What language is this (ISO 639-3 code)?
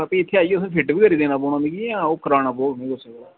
doi